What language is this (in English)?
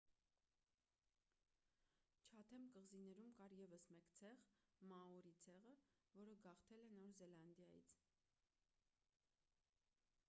Armenian